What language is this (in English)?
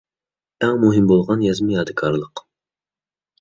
Uyghur